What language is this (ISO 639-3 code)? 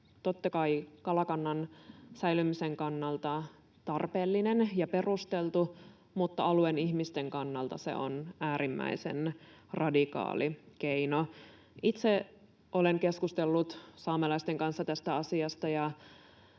fin